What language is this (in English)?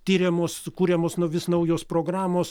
Lithuanian